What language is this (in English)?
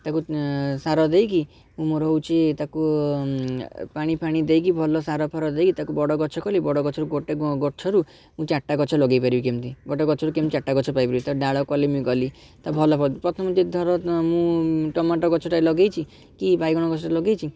Odia